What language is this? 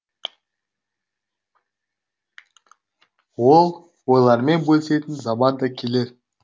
Kazakh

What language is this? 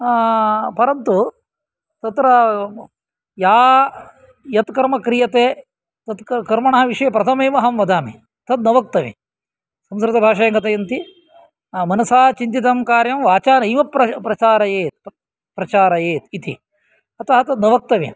Sanskrit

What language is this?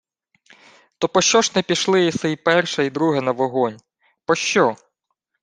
Ukrainian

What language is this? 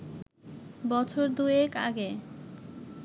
Bangla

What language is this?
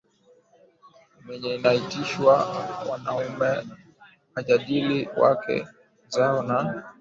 Swahili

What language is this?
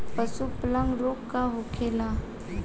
Bhojpuri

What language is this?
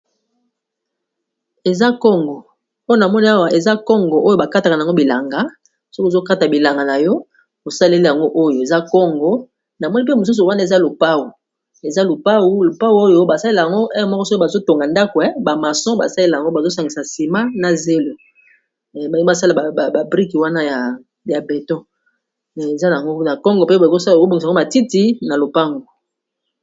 Lingala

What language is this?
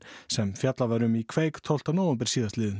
Icelandic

